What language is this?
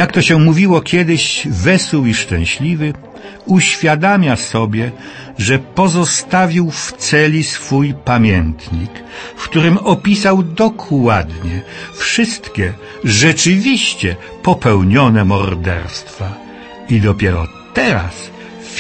Polish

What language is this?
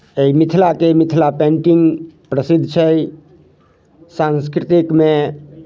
Maithili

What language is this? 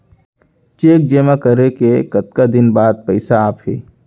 Chhattisgarhi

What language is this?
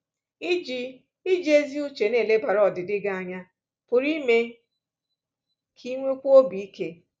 Igbo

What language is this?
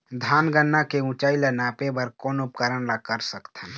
Chhattisgarhi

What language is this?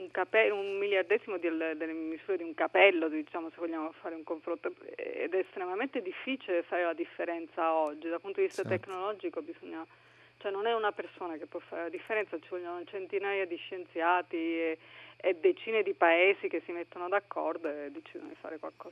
Italian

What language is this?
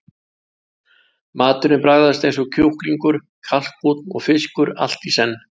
Icelandic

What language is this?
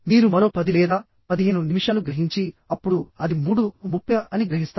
Telugu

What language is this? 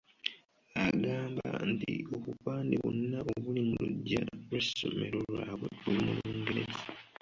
Ganda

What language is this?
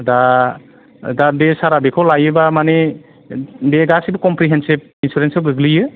Bodo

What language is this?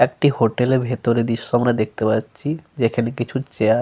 Bangla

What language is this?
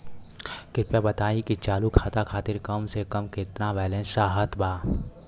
Bhojpuri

